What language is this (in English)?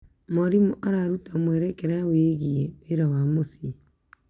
Kikuyu